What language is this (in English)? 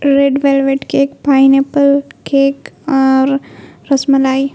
Urdu